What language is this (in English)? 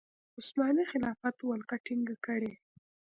Pashto